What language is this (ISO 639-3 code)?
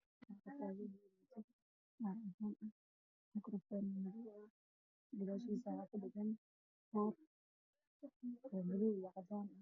som